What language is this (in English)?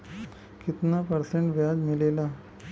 Bhojpuri